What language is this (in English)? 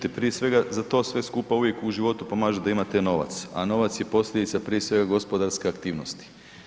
Croatian